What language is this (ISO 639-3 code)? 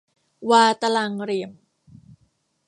tha